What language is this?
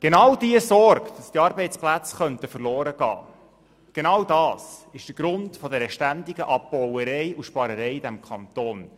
Swiss German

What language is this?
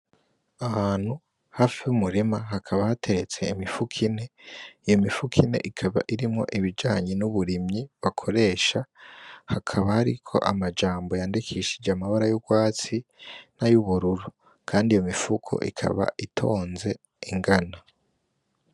Rundi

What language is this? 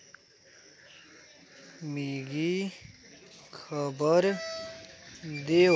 Dogri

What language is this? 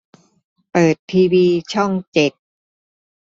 Thai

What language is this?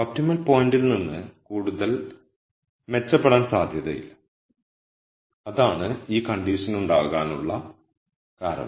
Malayalam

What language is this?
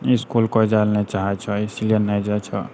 Maithili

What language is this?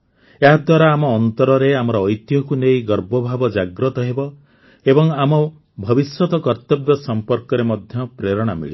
Odia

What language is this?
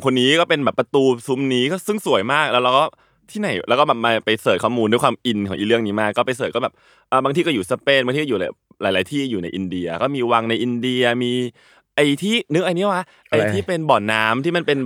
Thai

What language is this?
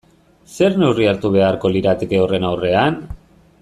Basque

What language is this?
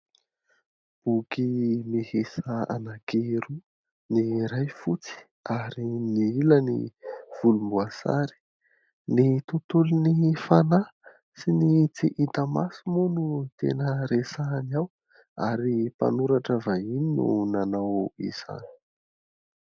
Malagasy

